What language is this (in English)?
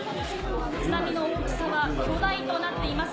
Japanese